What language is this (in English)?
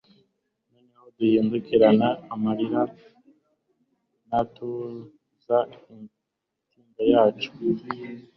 Kinyarwanda